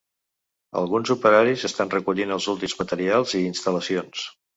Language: Catalan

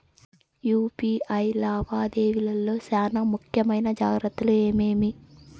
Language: Telugu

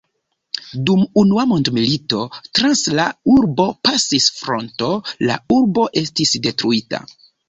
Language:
Esperanto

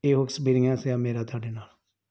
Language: Punjabi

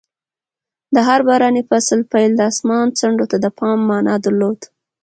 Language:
Pashto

